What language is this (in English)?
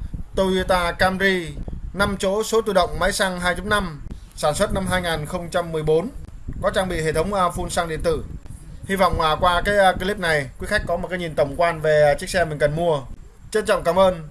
Vietnamese